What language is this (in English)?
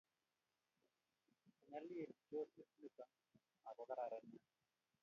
Kalenjin